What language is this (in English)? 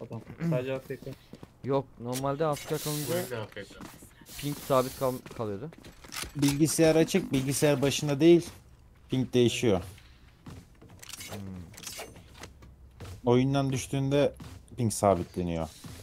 Turkish